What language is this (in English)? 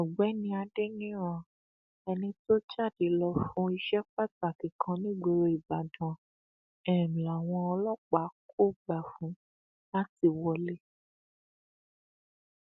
Yoruba